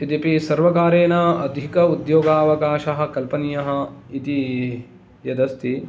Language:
Sanskrit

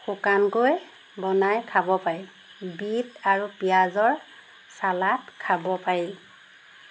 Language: Assamese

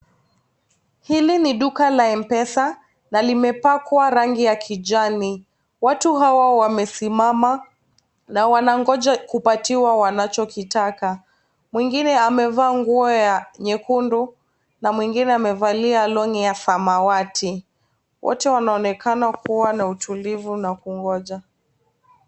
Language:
Swahili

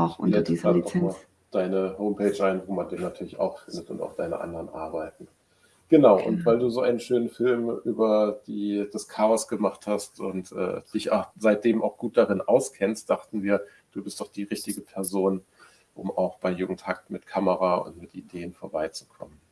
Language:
German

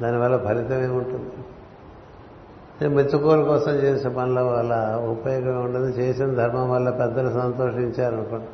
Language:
Telugu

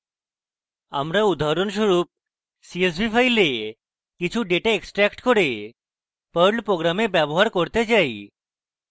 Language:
Bangla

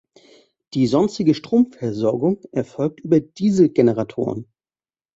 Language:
German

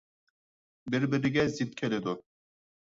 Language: Uyghur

